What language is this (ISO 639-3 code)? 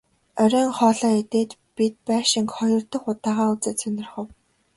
mon